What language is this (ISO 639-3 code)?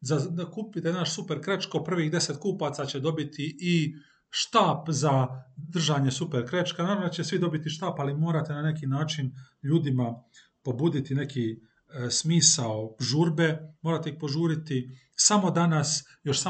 hrv